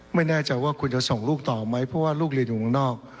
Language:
Thai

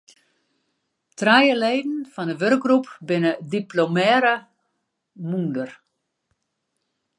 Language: Western Frisian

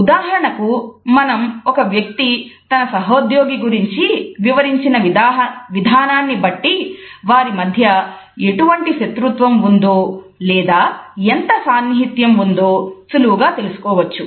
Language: Telugu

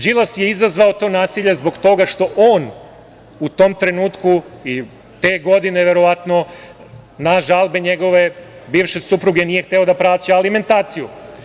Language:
Serbian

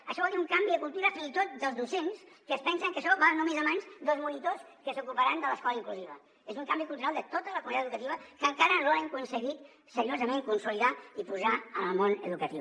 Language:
Catalan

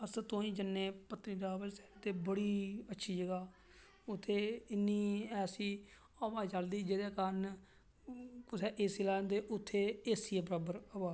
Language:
Dogri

